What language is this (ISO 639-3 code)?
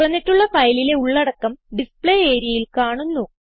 mal